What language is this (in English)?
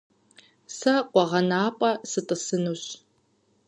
Kabardian